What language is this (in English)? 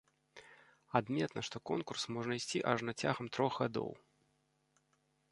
Belarusian